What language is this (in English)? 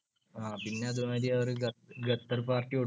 Malayalam